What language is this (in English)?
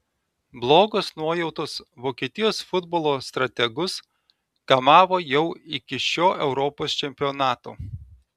Lithuanian